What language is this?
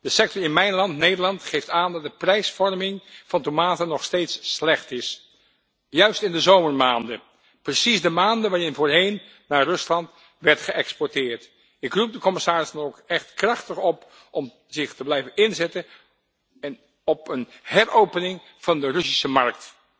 Dutch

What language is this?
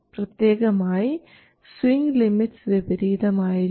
Malayalam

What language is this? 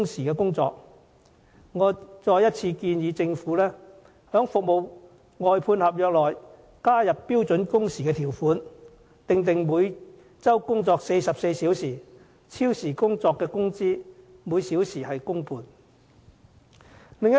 Cantonese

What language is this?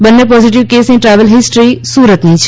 Gujarati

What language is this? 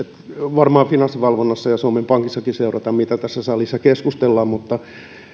Finnish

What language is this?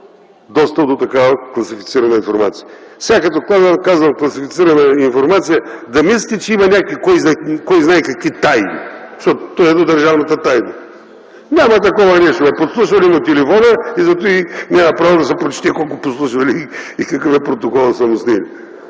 Bulgarian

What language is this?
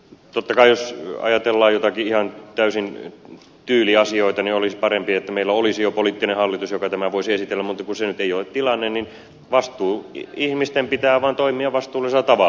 Finnish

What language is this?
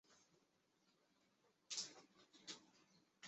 Chinese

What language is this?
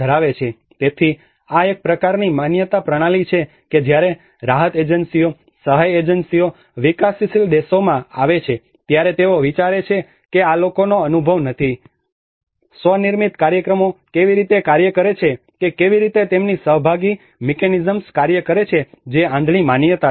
Gujarati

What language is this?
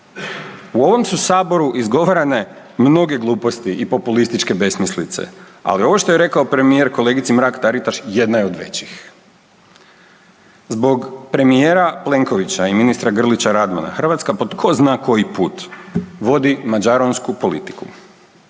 Croatian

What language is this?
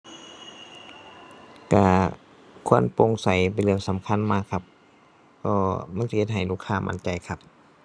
Thai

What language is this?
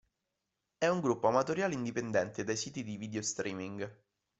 Italian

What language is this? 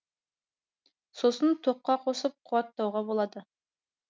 Kazakh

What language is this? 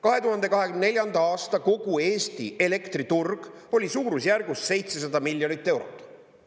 Estonian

